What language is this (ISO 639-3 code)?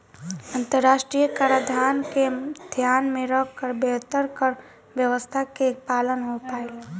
bho